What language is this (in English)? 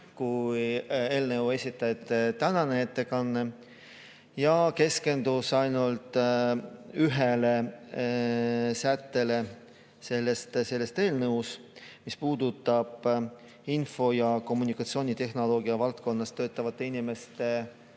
Estonian